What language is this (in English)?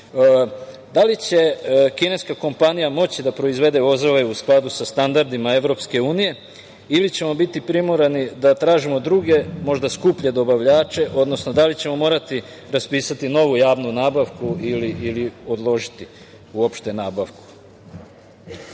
Serbian